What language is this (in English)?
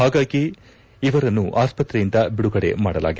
Kannada